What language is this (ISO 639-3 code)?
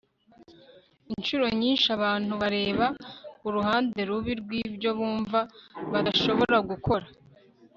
kin